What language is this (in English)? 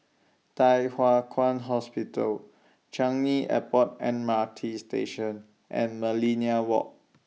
English